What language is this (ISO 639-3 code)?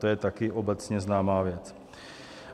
ces